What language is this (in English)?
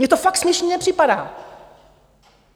Czech